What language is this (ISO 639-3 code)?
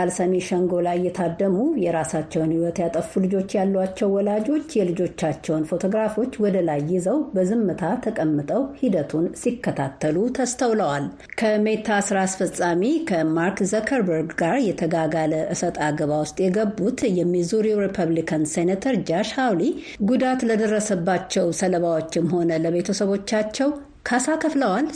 amh